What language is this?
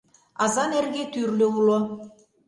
Mari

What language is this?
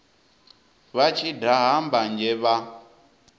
Venda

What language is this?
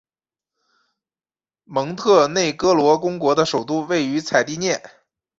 Chinese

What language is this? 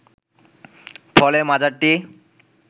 Bangla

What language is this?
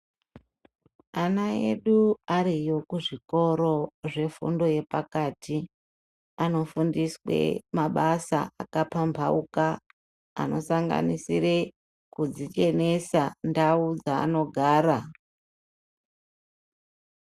Ndau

